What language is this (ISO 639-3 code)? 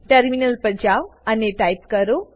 guj